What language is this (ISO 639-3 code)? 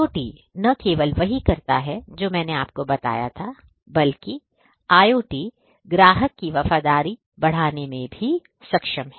hin